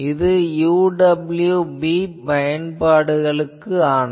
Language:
Tamil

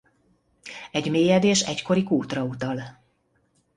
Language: Hungarian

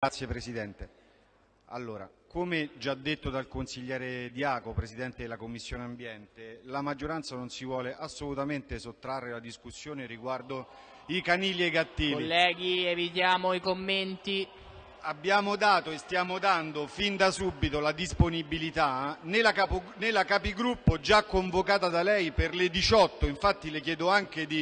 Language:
Italian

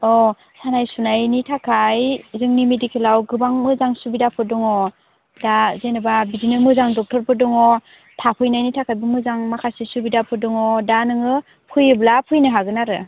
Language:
Bodo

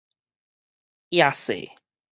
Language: Min Nan Chinese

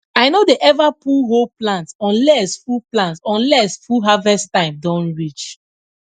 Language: Nigerian Pidgin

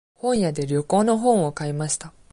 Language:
Japanese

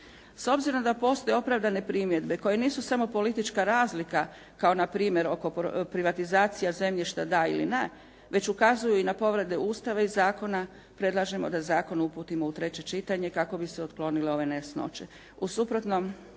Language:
Croatian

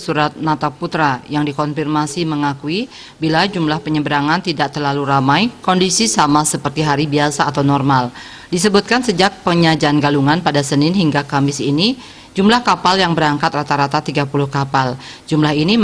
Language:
Indonesian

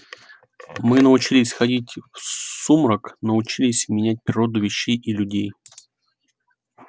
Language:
Russian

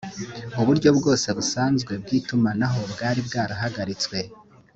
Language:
Kinyarwanda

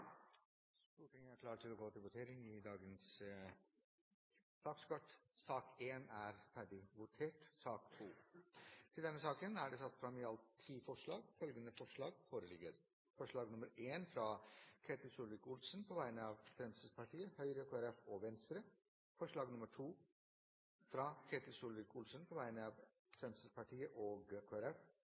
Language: Norwegian Bokmål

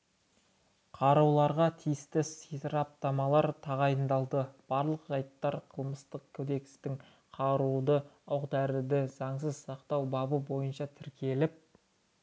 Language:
Kazakh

